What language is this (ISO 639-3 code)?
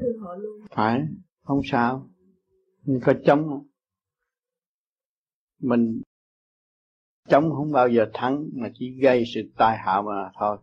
vie